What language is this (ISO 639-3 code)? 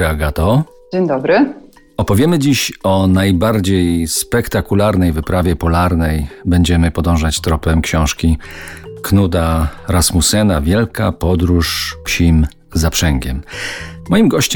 pol